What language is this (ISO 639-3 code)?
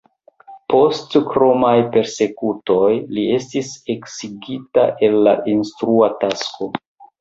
epo